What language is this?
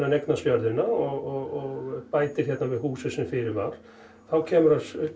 Icelandic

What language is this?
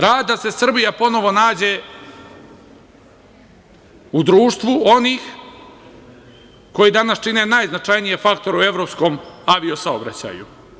Serbian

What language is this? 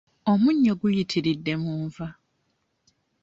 Ganda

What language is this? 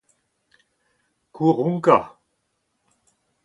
Breton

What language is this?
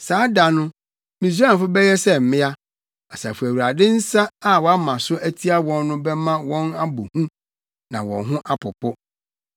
Akan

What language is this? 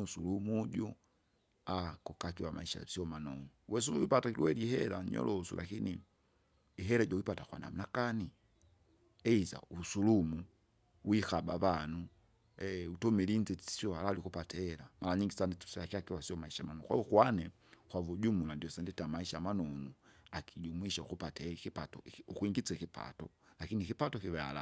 Kinga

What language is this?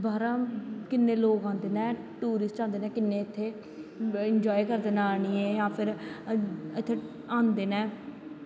Dogri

